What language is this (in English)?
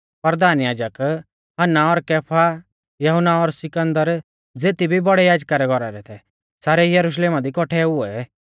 Mahasu Pahari